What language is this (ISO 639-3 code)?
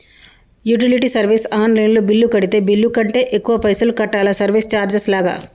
tel